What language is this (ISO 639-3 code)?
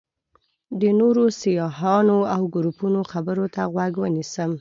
pus